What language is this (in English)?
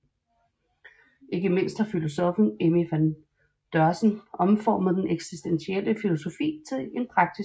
Danish